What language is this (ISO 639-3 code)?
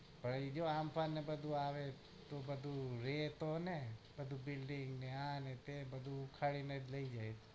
guj